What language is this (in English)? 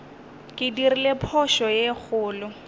Northern Sotho